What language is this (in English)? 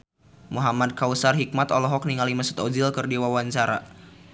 Sundanese